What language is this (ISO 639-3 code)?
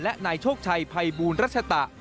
tha